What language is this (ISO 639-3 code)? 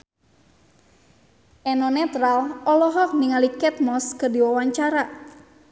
sun